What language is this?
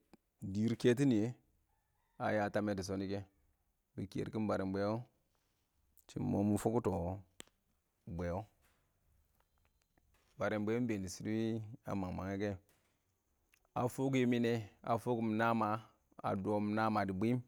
Awak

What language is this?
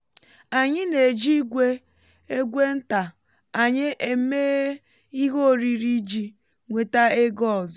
Igbo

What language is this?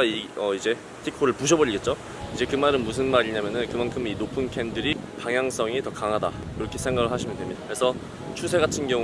Korean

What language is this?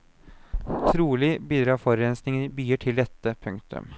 Norwegian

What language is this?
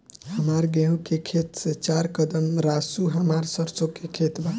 Bhojpuri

